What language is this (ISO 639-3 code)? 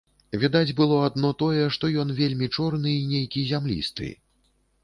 bel